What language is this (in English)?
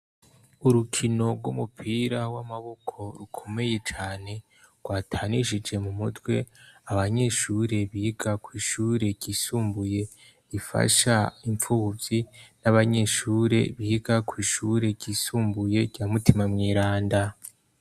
Rundi